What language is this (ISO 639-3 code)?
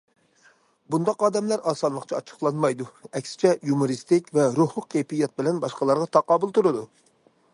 uig